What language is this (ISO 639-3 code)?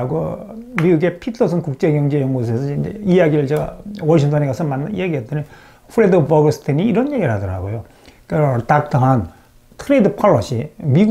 kor